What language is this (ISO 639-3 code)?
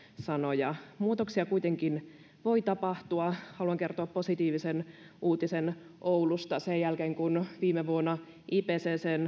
fin